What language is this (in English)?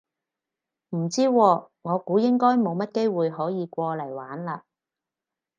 Cantonese